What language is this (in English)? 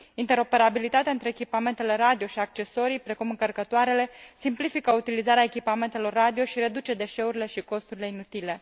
Romanian